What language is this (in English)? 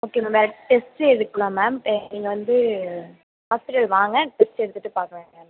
Tamil